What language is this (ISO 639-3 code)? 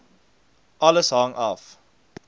afr